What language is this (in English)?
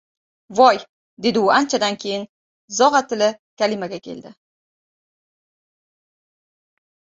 Uzbek